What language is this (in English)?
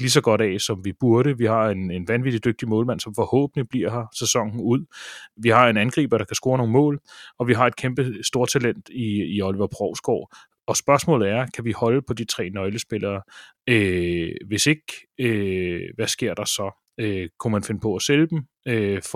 Danish